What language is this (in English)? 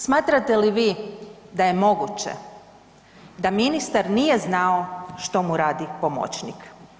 Croatian